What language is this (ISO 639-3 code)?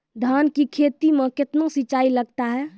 mai